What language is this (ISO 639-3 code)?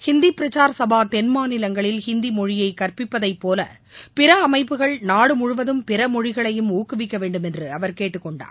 tam